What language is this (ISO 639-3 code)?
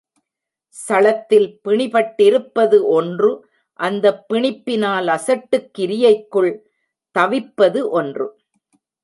tam